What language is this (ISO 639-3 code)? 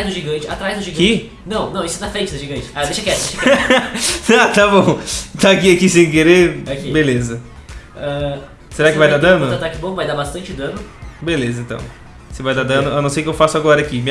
por